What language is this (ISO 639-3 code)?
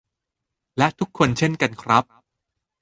tha